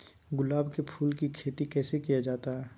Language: Magahi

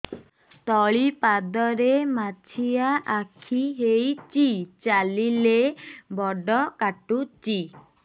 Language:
Odia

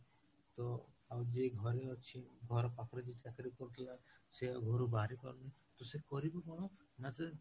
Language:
Odia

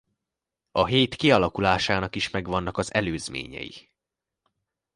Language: Hungarian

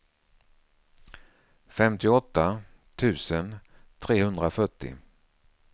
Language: Swedish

